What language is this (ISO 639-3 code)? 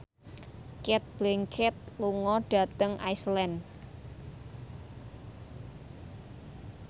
jav